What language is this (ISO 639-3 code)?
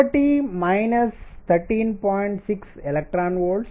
tel